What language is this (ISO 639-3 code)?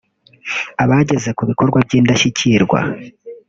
kin